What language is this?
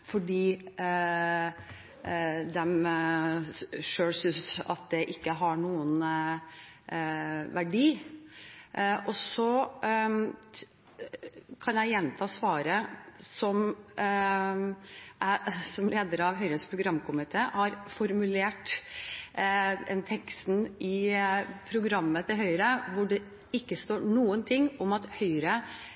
Norwegian Bokmål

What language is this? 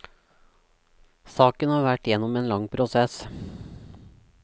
Norwegian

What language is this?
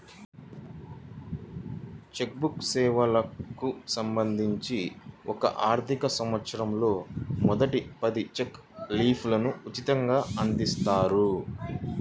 Telugu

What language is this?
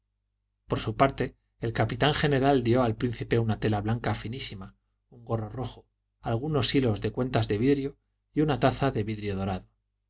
Spanish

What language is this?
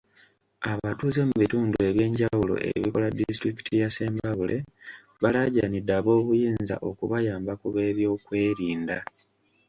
Ganda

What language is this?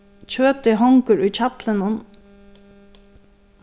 Faroese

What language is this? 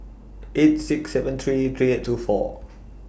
English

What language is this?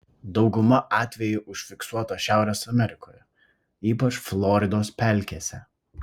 Lithuanian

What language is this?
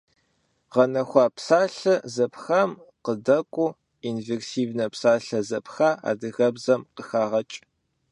Kabardian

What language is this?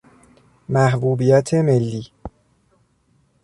Persian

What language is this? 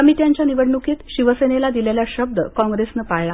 Marathi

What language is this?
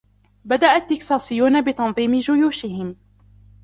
Arabic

